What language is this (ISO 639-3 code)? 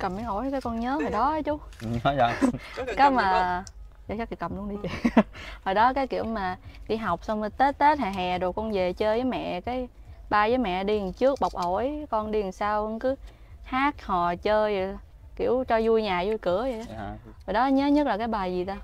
vie